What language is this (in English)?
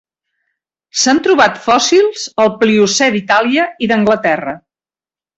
Catalan